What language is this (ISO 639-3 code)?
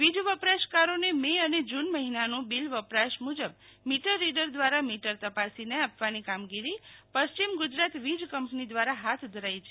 guj